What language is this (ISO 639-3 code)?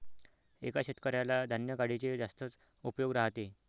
mar